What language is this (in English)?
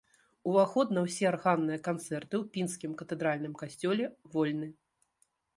Belarusian